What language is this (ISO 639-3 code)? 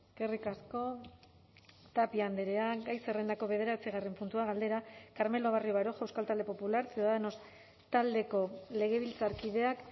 eus